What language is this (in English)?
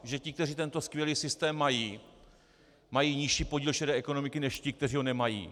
Czech